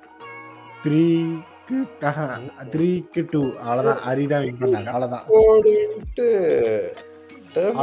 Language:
Tamil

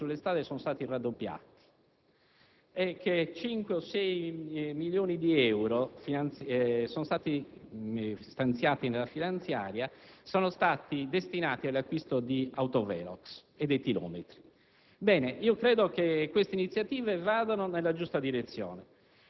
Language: Italian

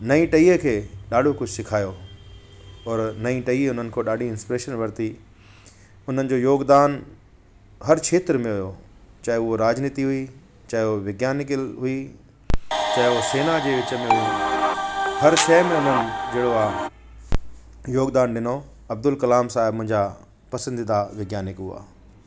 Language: Sindhi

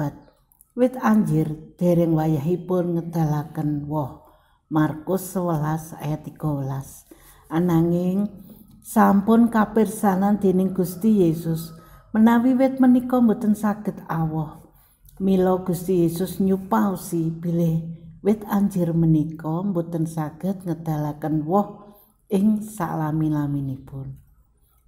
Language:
Indonesian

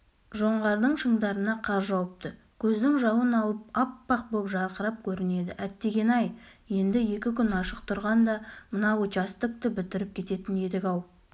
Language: Kazakh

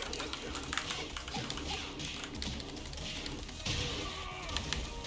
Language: Korean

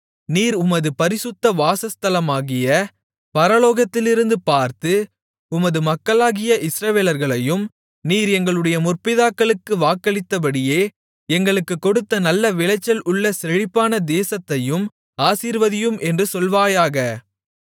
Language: Tamil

